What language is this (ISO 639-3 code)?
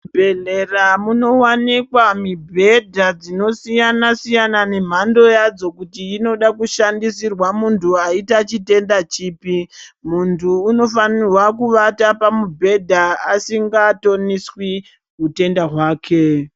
ndc